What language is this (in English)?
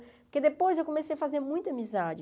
Portuguese